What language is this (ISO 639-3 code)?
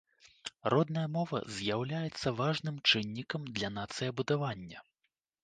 bel